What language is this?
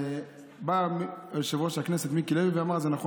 Hebrew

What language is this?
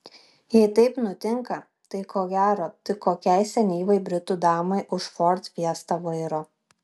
Lithuanian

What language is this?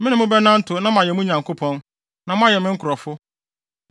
Akan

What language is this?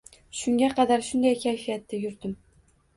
Uzbek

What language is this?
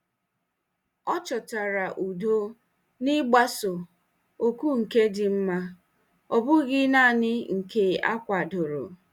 Igbo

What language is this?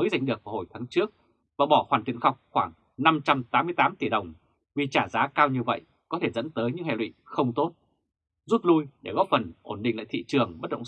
Vietnamese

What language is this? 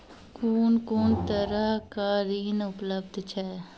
Maithili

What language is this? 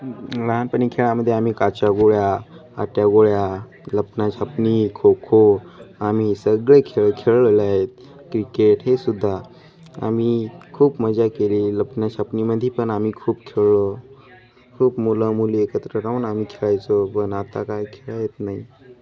Marathi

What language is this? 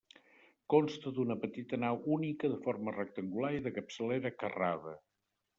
Catalan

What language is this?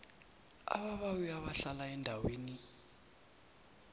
South Ndebele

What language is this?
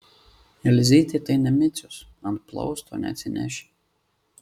Lithuanian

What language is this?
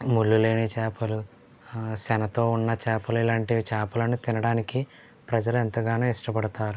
Telugu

